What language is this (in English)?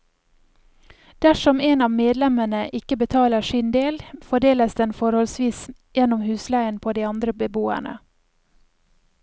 Norwegian